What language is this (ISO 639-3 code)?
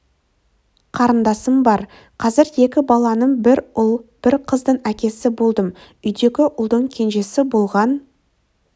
kaz